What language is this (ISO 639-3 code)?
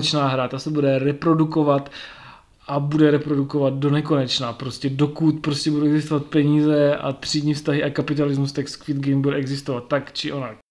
ces